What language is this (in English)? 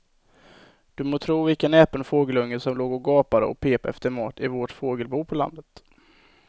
Swedish